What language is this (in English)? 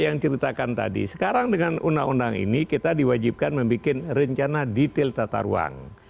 Indonesian